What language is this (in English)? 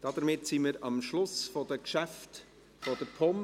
Swiss German